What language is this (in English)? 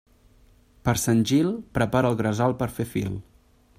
Catalan